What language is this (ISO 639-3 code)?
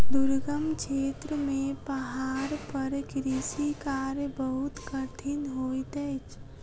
mai